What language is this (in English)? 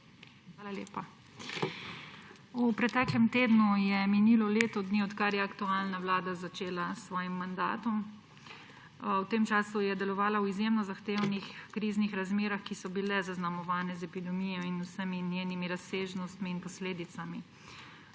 Slovenian